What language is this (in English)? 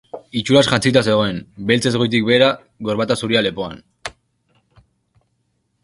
Basque